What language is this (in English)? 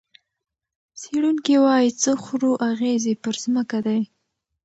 Pashto